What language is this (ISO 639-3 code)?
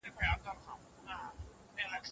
pus